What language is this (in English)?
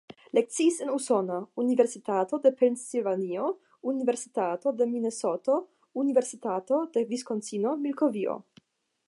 Esperanto